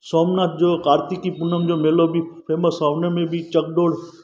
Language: Sindhi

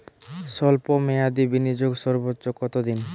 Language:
Bangla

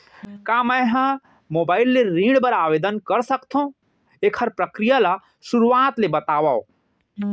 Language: Chhattisgarhi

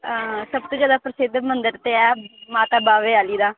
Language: Dogri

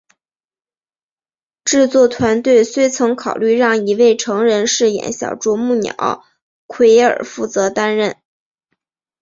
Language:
Chinese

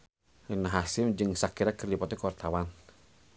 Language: Sundanese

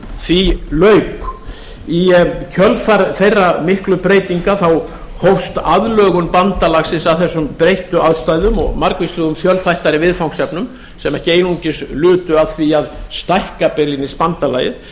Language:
Icelandic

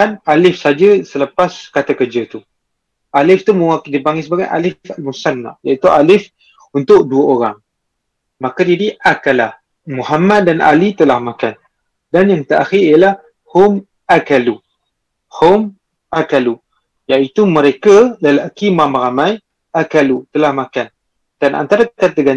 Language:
Malay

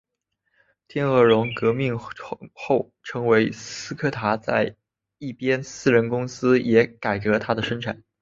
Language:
Chinese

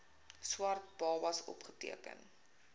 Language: Afrikaans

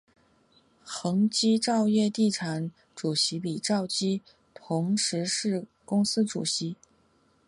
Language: Chinese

